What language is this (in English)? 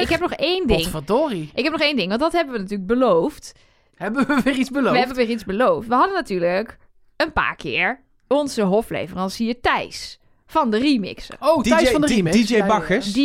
Dutch